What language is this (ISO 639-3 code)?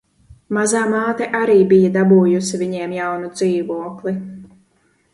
lav